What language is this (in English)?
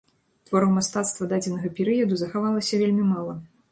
Belarusian